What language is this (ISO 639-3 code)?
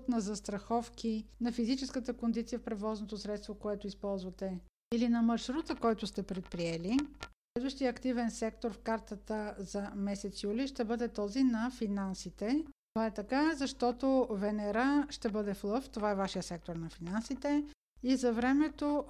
bul